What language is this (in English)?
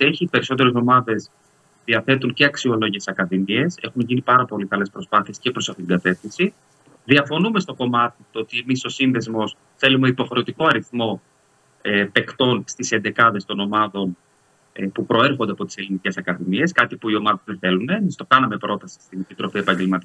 Greek